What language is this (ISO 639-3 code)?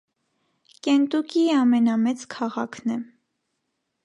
hye